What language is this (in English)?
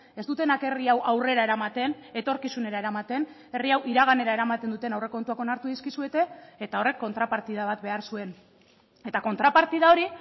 Basque